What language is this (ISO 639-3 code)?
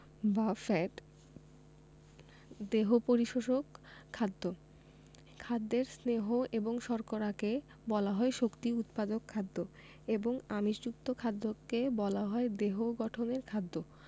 ben